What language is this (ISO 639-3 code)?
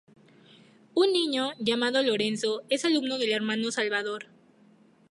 spa